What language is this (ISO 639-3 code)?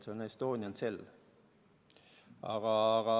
est